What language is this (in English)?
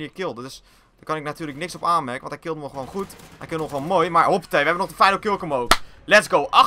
Dutch